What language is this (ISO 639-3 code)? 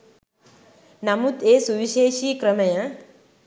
sin